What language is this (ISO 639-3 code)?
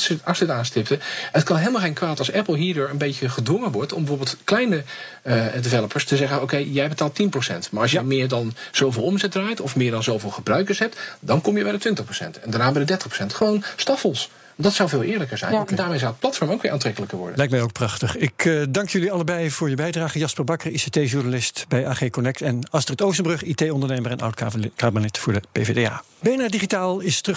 nld